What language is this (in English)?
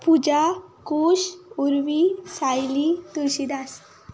Konkani